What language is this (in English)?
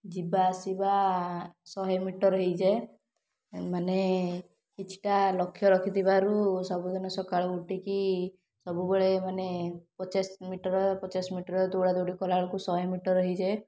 Odia